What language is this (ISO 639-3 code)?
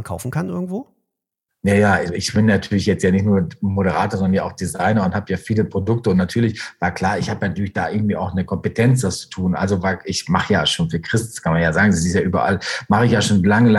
deu